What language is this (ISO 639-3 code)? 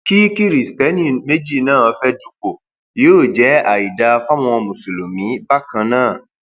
yor